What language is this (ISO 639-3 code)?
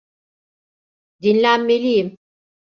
tur